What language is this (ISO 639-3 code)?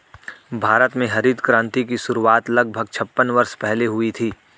hin